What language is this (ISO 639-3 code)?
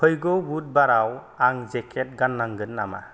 brx